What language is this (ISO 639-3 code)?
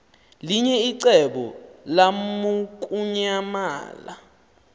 xho